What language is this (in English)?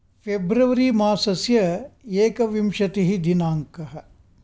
Sanskrit